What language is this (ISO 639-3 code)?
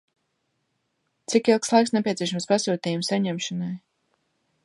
lav